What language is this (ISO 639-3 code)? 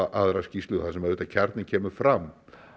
isl